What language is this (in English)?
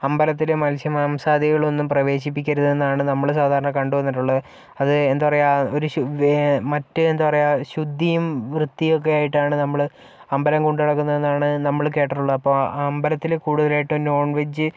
Malayalam